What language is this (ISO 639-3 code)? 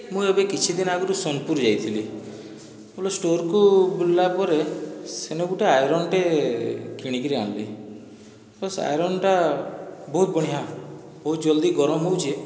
ori